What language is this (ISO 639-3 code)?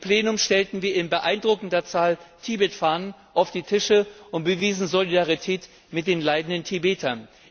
deu